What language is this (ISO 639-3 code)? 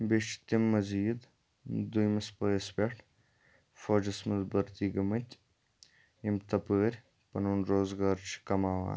kas